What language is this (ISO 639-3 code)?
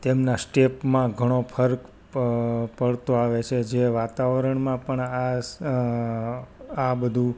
guj